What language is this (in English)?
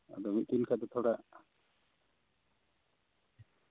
Santali